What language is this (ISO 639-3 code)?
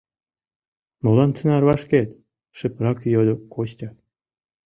chm